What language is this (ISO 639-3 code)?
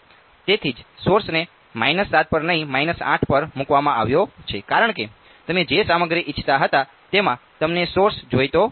guj